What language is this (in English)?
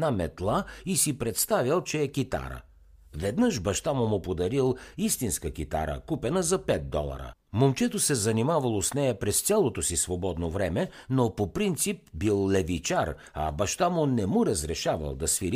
Bulgarian